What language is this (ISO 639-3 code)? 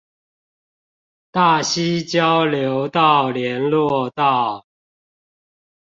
zho